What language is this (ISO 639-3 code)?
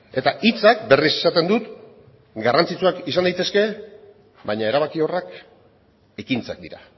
eus